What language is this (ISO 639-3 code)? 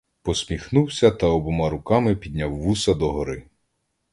ukr